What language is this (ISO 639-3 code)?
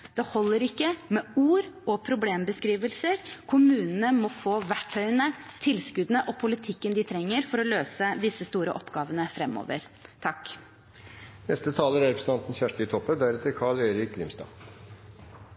nor